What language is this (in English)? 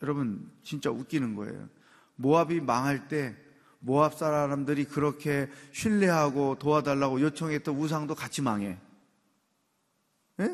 Korean